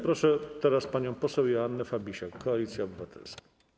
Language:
Polish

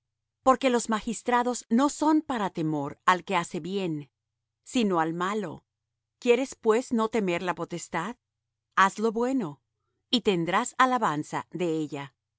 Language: Spanish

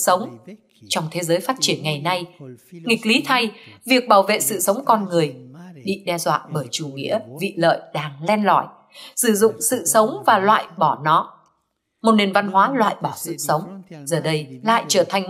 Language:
Vietnamese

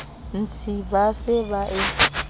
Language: Southern Sotho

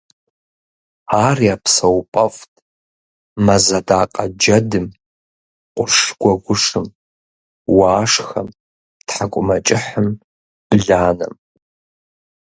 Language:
Kabardian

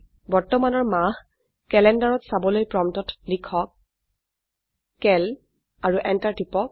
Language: Assamese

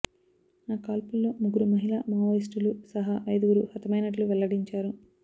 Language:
Telugu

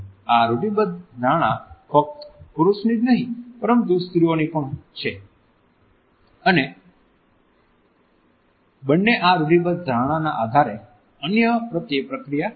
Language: Gujarati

